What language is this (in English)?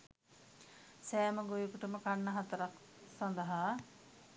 Sinhala